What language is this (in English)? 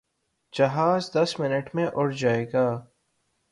Urdu